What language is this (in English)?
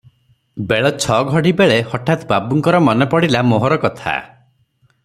Odia